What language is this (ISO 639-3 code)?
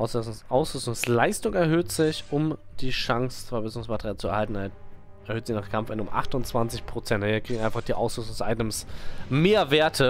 deu